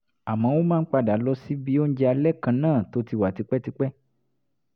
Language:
Yoruba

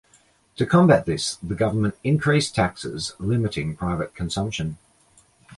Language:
English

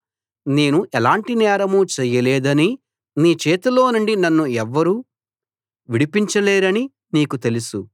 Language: Telugu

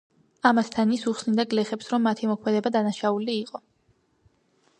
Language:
Georgian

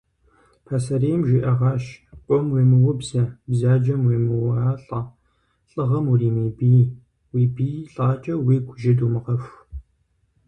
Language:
Kabardian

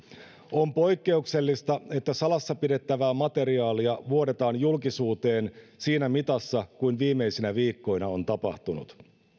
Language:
Finnish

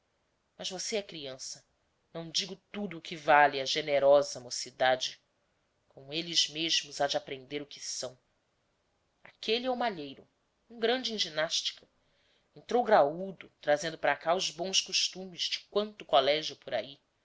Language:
Portuguese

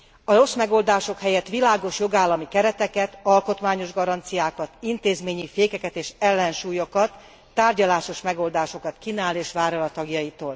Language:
Hungarian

